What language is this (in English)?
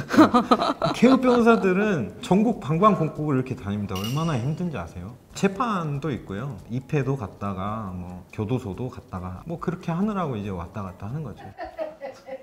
Korean